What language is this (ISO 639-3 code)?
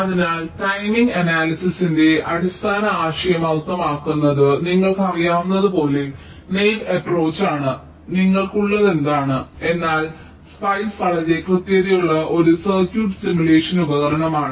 mal